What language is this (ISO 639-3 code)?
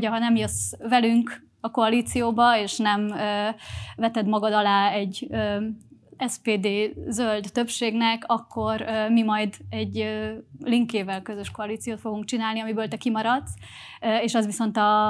hun